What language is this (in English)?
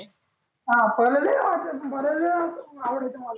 Marathi